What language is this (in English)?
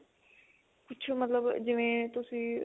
Punjabi